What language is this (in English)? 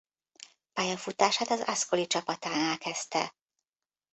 Hungarian